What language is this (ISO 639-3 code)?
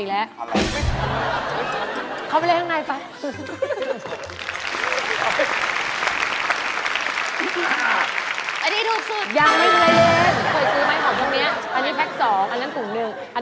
tha